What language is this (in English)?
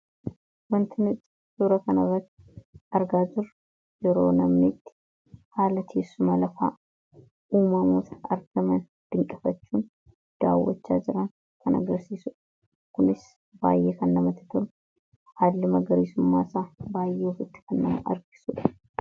Oromo